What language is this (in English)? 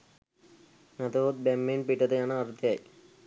Sinhala